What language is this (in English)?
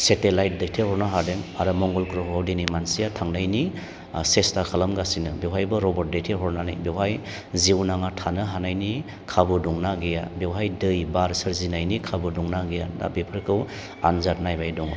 Bodo